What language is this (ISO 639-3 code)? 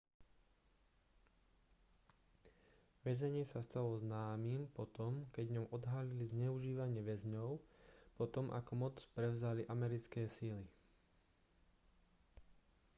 slk